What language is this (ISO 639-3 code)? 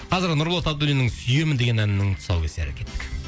kaz